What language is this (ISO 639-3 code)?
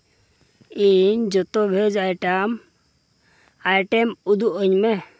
sat